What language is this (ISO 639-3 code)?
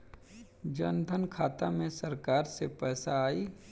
bho